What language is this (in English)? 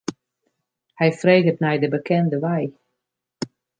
Western Frisian